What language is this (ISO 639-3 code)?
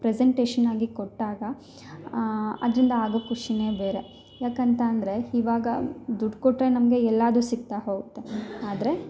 kan